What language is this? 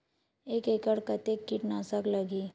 Chhattisgarhi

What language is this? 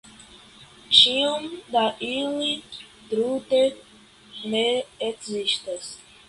Esperanto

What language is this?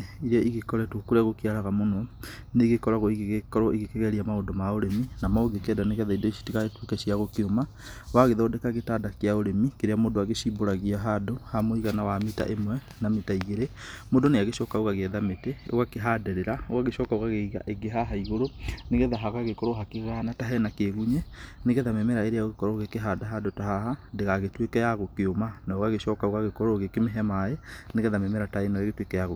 Kikuyu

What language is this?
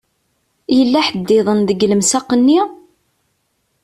Kabyle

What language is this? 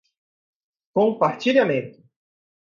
Portuguese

